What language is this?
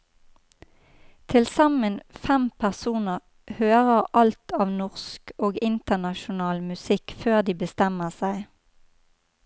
Norwegian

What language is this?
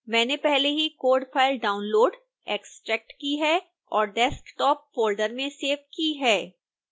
Hindi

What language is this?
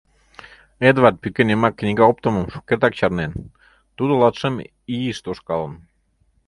Mari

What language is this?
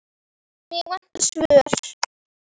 Icelandic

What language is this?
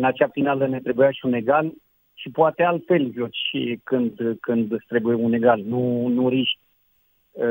Romanian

